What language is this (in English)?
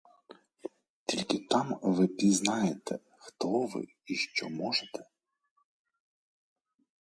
Ukrainian